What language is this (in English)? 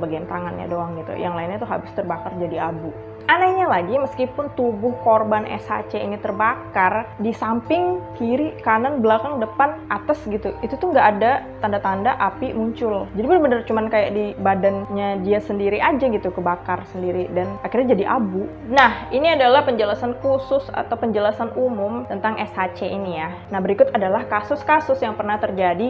Indonesian